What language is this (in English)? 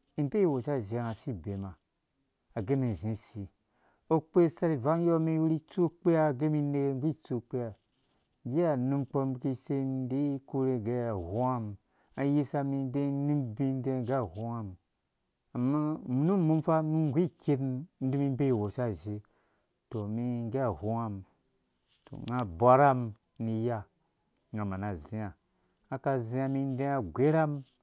Dũya